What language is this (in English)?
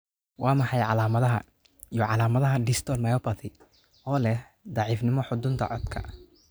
Somali